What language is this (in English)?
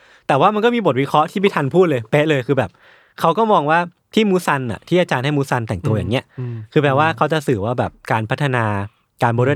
Thai